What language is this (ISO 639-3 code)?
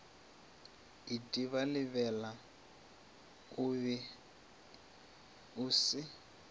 nso